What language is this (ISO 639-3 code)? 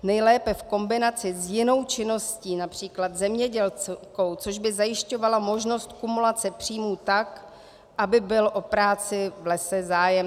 ces